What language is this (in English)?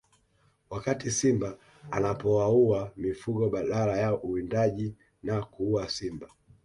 Swahili